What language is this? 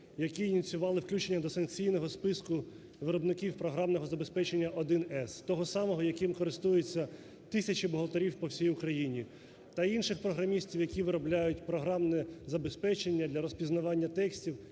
Ukrainian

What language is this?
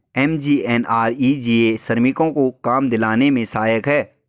Hindi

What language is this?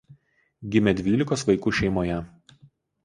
Lithuanian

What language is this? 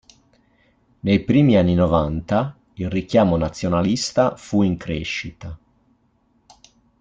Italian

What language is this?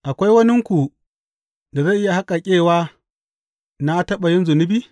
Hausa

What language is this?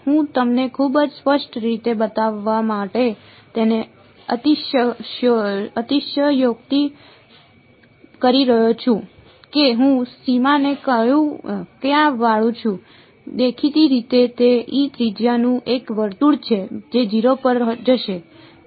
Gujarati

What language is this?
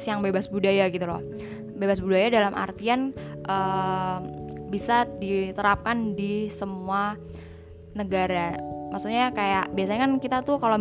Indonesian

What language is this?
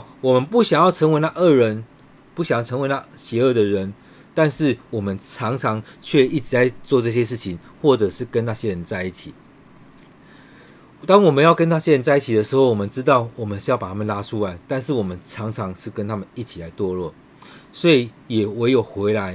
Chinese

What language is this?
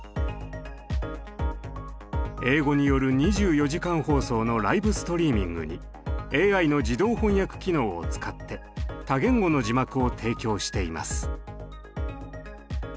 Japanese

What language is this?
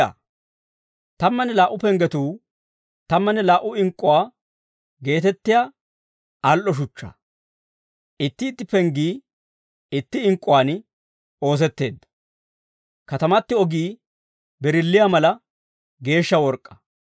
Dawro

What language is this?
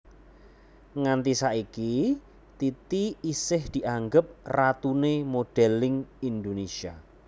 Javanese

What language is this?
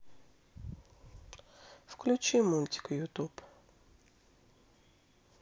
Russian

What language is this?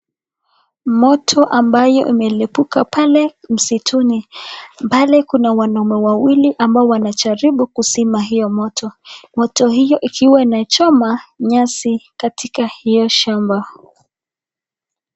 Swahili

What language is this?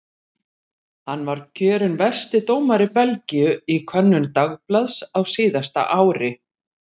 Icelandic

